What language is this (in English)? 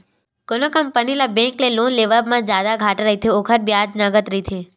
Chhattisgarhi